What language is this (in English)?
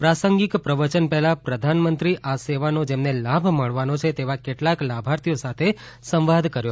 Gujarati